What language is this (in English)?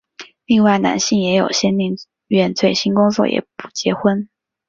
Chinese